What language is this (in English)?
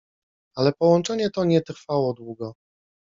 Polish